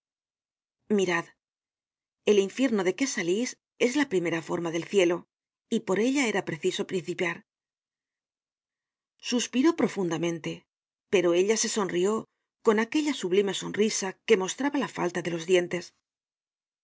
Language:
Spanish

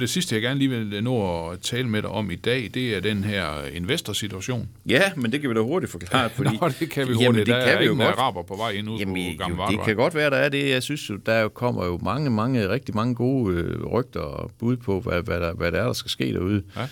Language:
Danish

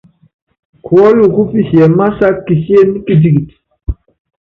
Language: Yangben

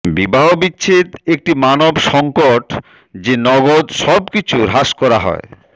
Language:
Bangla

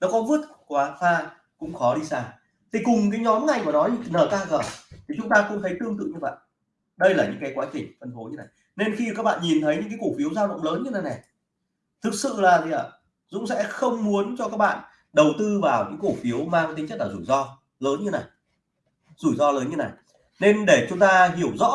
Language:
Vietnamese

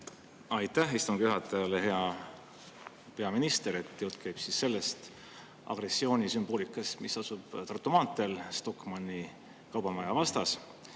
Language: Estonian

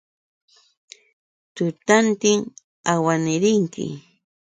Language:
Yauyos Quechua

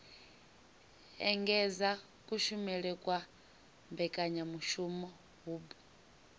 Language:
Venda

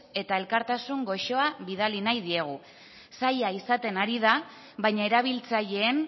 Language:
Basque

